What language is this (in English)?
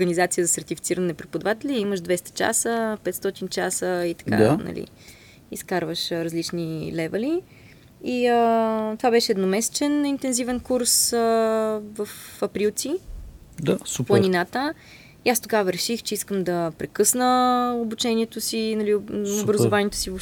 Bulgarian